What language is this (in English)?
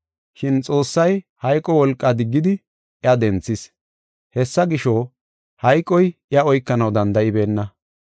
Gofa